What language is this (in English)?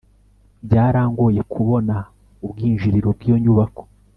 Kinyarwanda